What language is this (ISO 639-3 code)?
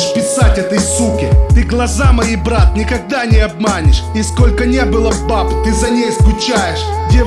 rus